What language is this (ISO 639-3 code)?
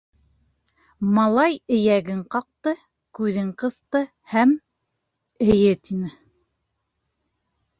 bak